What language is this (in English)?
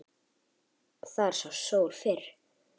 Icelandic